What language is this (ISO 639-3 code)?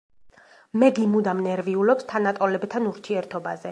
kat